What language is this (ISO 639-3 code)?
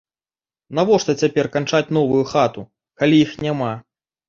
bel